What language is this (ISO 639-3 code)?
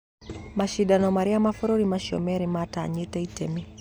kik